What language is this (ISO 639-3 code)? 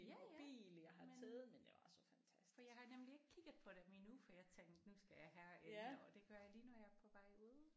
dan